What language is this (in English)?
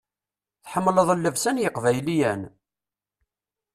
Kabyle